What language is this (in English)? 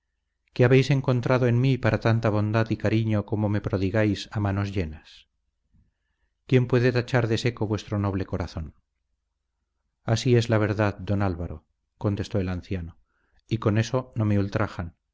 Spanish